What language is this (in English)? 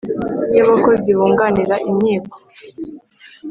Kinyarwanda